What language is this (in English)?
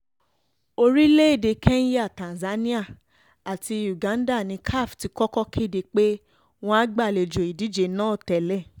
Yoruba